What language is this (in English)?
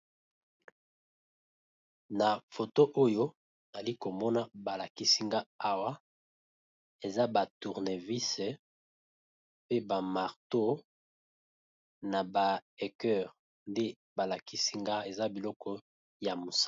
Lingala